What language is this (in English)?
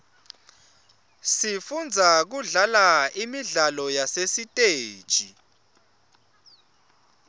Swati